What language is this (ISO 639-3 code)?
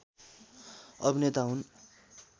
nep